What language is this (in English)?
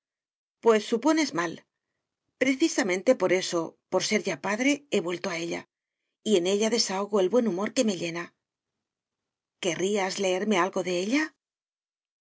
Spanish